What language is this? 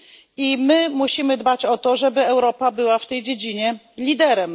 Polish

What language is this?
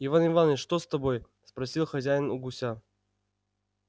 Russian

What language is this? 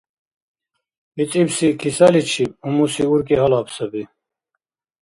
Dargwa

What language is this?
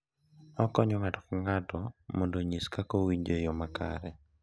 Luo (Kenya and Tanzania)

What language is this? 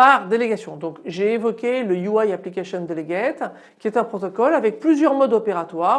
French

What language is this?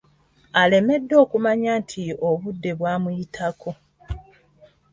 Ganda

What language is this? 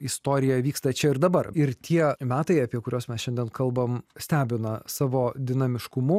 Lithuanian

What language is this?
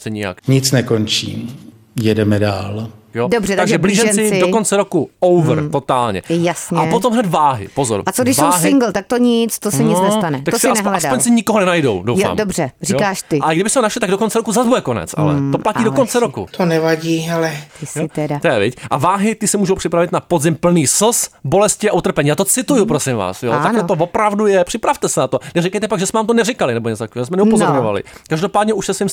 Czech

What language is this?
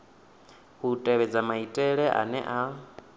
Venda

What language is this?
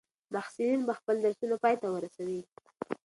Pashto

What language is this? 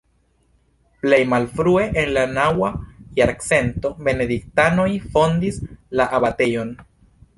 Esperanto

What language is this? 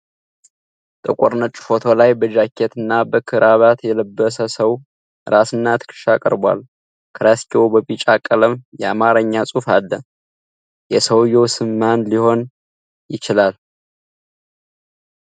Amharic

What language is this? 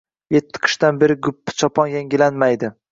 Uzbek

